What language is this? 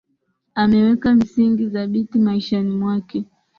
Swahili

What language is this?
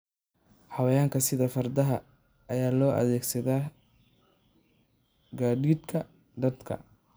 Somali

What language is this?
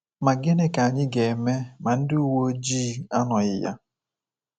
Igbo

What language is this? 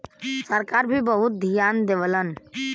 Bhojpuri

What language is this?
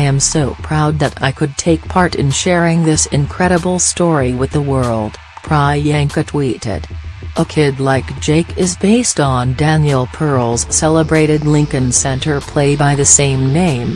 English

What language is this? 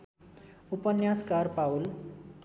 Nepali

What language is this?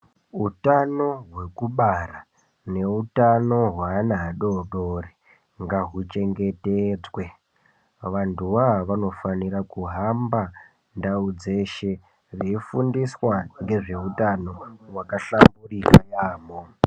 Ndau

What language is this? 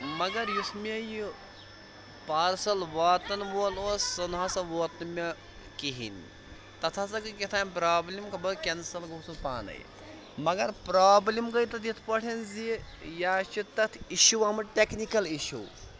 Kashmiri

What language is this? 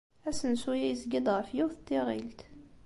Kabyle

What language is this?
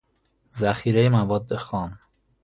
Persian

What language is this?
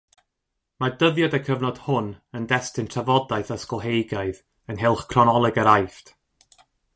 Welsh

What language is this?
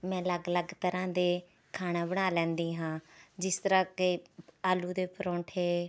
Punjabi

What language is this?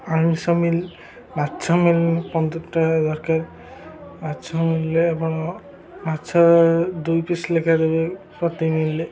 Odia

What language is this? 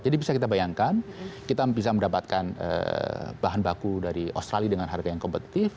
Indonesian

